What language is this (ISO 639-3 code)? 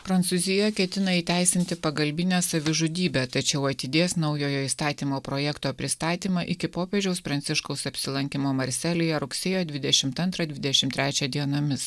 lit